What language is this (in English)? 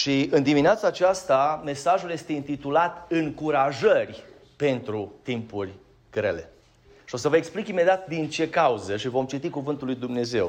Romanian